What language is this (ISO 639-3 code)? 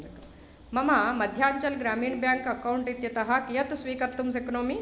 san